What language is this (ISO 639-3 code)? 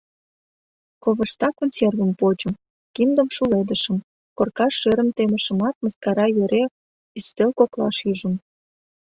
chm